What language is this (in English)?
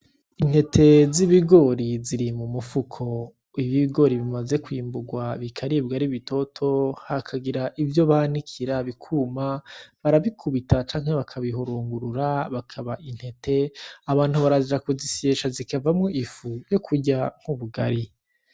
Rundi